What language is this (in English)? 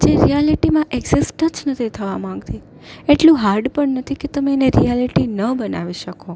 Gujarati